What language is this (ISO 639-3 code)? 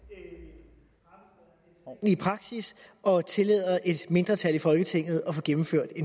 dan